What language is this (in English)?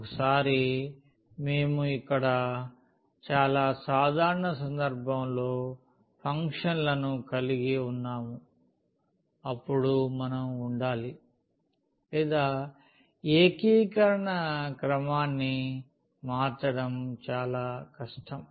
Telugu